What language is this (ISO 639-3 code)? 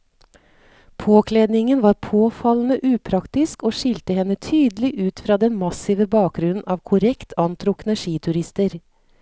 nor